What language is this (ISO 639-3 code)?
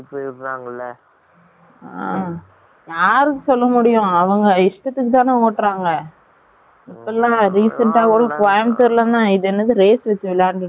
tam